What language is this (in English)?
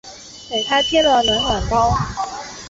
Chinese